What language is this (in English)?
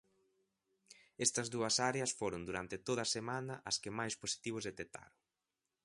Galician